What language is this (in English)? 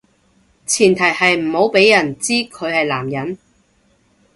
Cantonese